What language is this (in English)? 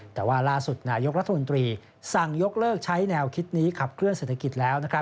Thai